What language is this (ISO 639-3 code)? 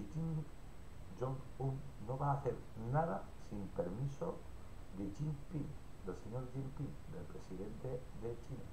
spa